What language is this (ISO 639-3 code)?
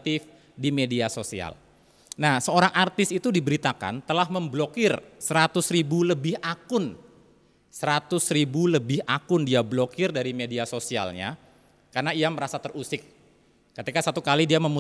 ind